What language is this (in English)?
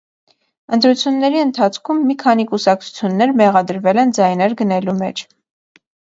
Armenian